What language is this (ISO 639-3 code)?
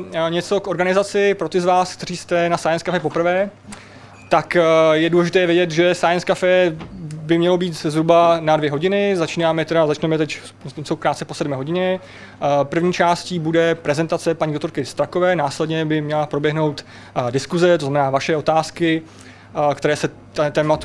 ces